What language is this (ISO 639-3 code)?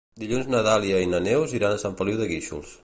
cat